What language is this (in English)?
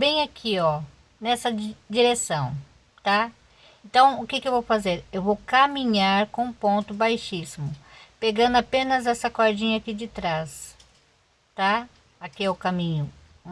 Portuguese